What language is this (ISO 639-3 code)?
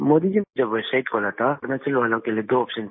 hin